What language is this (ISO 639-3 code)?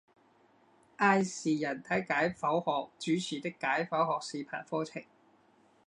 zho